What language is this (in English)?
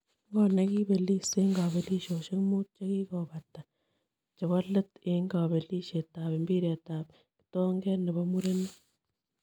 Kalenjin